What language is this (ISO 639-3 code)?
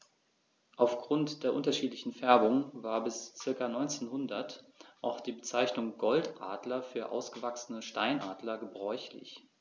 deu